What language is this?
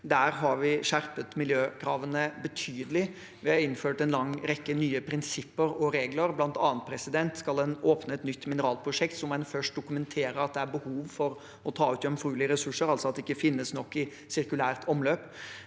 Norwegian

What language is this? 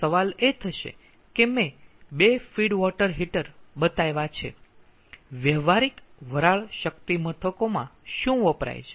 Gujarati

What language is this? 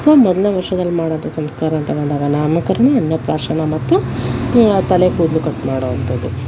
Kannada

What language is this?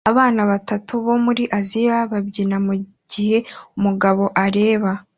Kinyarwanda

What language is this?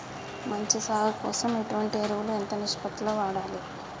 Telugu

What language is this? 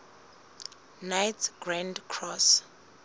Southern Sotho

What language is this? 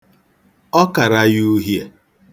Igbo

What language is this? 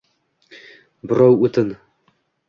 Uzbek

